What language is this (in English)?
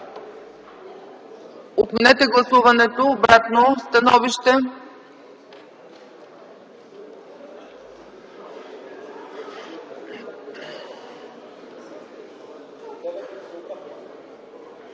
Bulgarian